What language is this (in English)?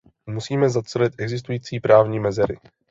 Czech